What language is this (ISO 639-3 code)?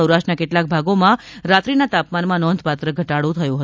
guj